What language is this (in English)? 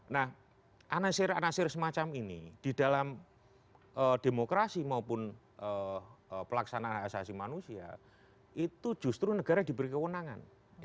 Indonesian